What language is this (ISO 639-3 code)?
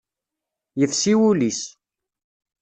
kab